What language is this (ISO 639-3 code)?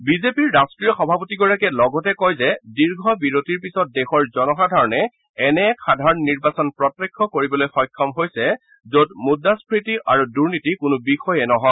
asm